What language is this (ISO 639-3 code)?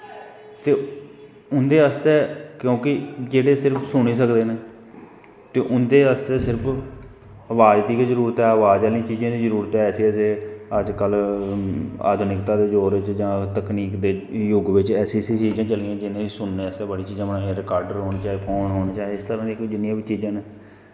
doi